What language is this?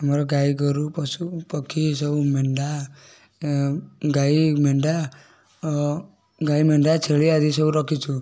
Odia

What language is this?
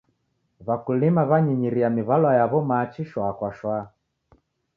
Taita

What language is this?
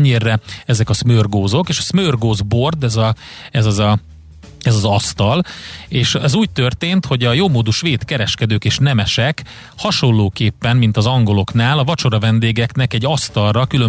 Hungarian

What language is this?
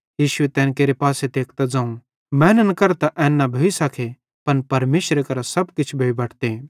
Bhadrawahi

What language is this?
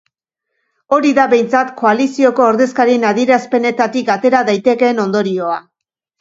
Basque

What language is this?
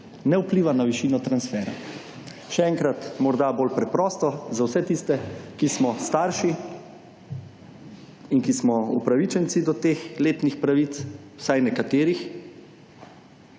Slovenian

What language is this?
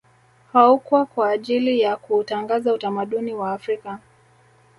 Swahili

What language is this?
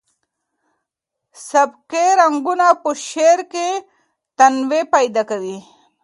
Pashto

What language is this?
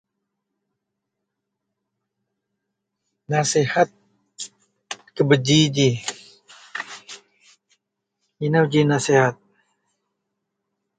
Central Melanau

